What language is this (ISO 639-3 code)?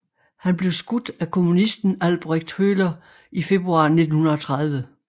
dan